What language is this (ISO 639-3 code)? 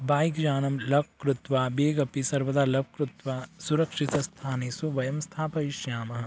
san